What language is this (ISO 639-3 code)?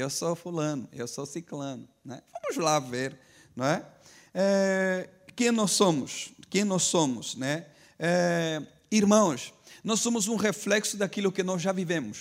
por